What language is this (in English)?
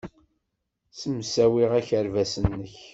Kabyle